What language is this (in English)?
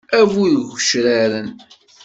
Kabyle